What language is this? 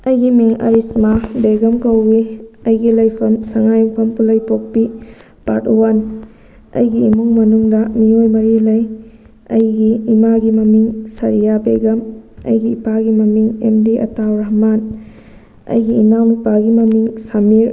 Manipuri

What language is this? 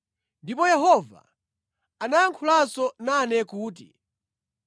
Nyanja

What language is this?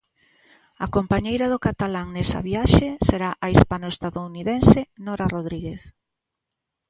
Galician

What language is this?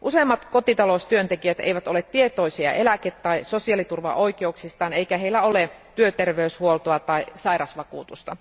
Finnish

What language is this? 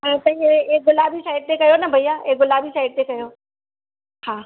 Sindhi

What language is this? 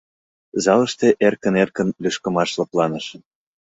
Mari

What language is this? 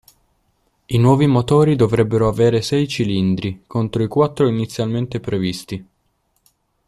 Italian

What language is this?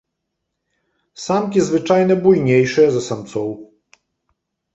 Belarusian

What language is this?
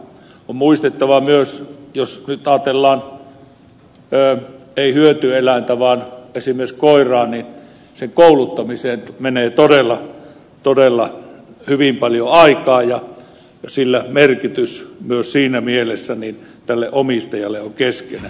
Finnish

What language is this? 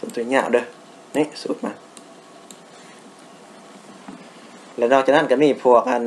Thai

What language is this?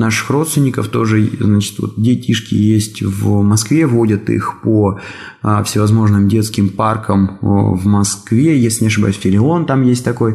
Russian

